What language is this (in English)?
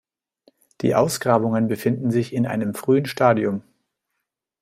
German